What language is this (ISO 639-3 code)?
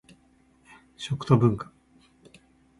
jpn